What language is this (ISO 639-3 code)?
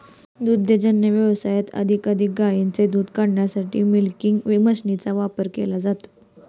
mar